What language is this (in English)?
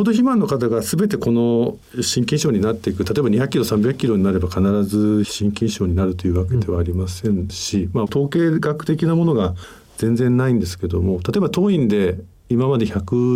Japanese